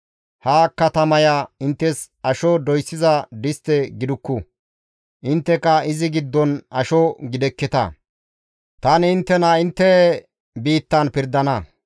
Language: Gamo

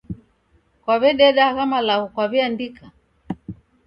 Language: Taita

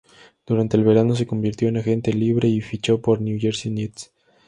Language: Spanish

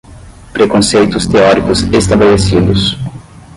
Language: Portuguese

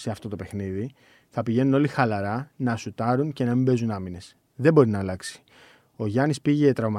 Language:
Greek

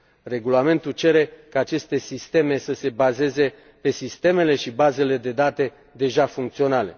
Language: Romanian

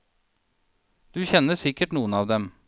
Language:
Norwegian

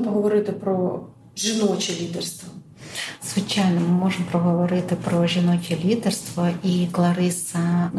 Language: Ukrainian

